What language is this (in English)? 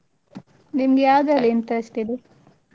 Kannada